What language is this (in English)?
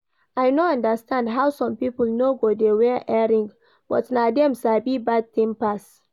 Nigerian Pidgin